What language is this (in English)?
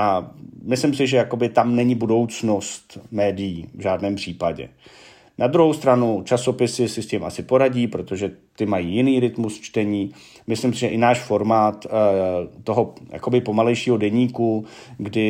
Czech